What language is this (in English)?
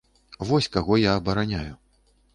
Belarusian